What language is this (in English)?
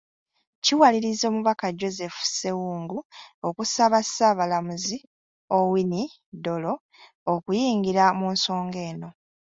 Ganda